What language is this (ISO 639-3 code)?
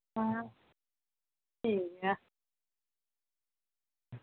doi